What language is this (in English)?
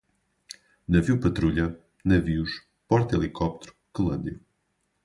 Portuguese